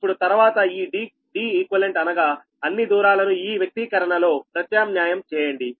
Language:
Telugu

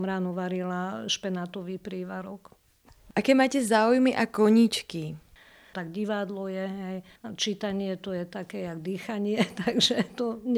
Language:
Slovak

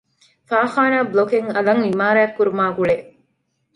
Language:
Divehi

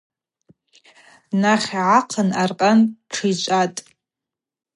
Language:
Abaza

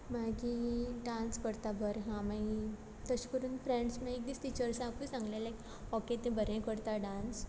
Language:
Konkani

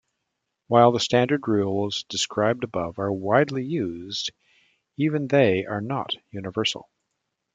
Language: English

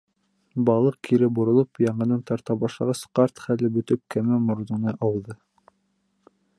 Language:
Bashkir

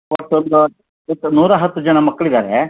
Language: Kannada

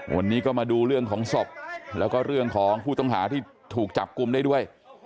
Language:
Thai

